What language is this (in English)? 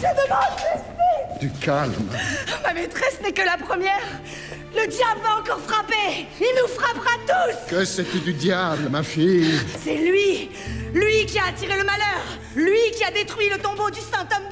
French